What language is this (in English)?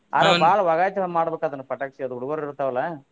Kannada